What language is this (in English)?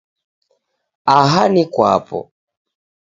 Taita